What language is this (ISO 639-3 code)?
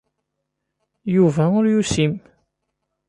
kab